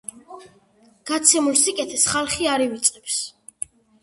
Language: Georgian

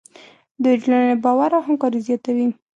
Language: Pashto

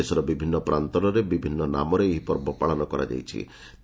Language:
Odia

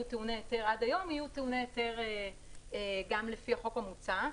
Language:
Hebrew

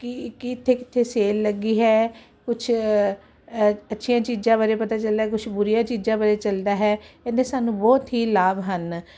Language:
Punjabi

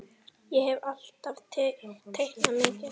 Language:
Icelandic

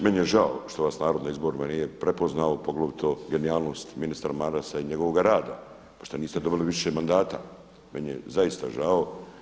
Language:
Croatian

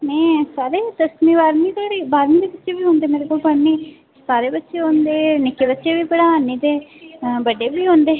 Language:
Dogri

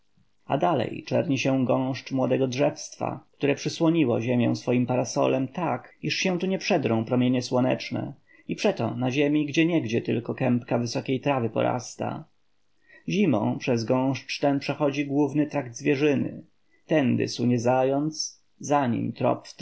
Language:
Polish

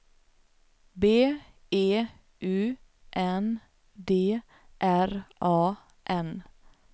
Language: Swedish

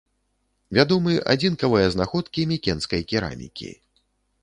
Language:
Belarusian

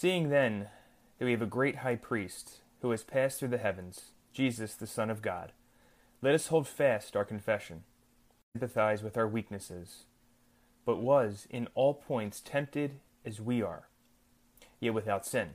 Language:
English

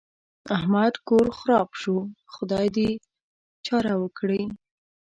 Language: Pashto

